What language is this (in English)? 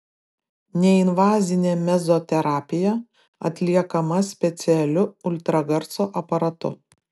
Lithuanian